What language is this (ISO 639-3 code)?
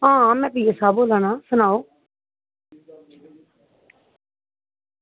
doi